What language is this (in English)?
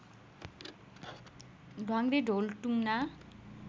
Nepali